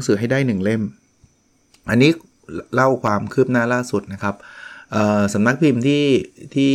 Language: Thai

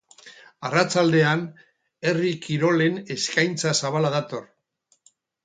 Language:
Basque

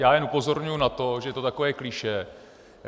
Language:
Czech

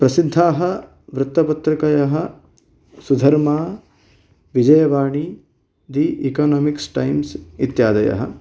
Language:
Sanskrit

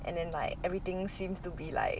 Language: English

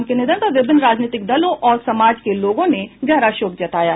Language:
Hindi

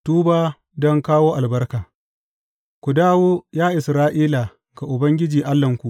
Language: Hausa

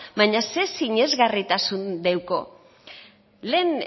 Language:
Basque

